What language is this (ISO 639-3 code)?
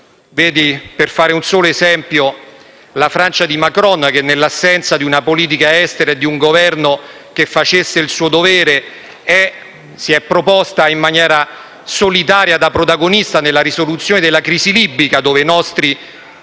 ita